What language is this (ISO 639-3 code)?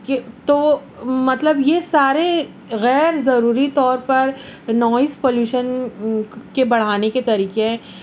urd